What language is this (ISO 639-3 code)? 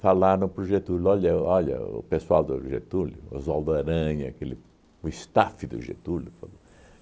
por